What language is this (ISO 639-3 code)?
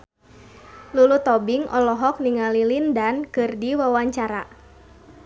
sun